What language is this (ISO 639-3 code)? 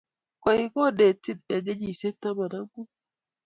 kln